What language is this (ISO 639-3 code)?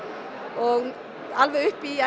isl